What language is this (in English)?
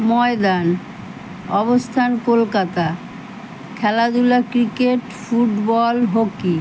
Bangla